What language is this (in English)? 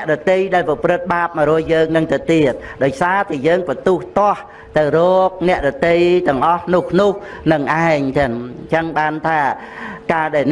Vietnamese